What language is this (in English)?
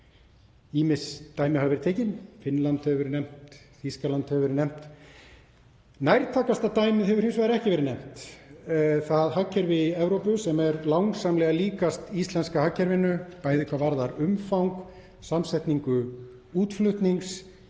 Icelandic